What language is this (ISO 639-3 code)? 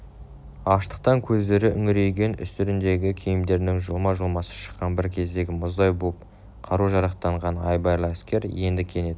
kaz